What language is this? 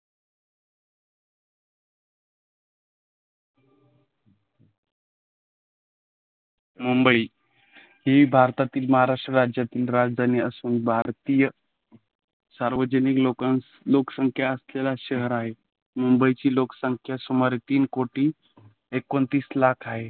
Marathi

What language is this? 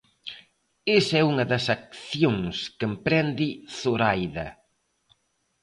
Galician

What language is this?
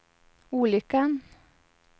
Swedish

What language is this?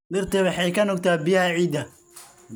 Somali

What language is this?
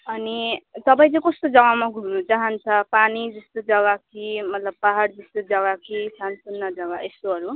Nepali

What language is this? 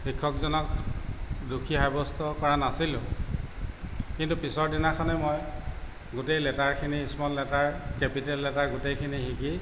Assamese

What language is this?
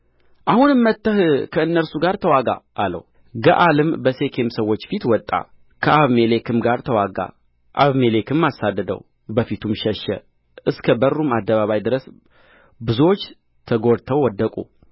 Amharic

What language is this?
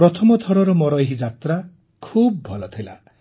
Odia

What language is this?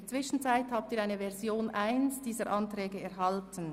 Swiss German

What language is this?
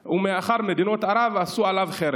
Hebrew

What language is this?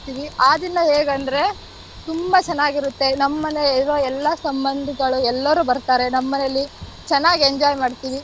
Kannada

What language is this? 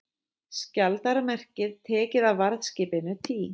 Icelandic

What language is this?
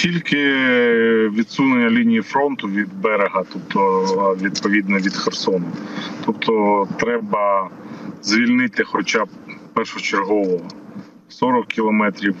Ukrainian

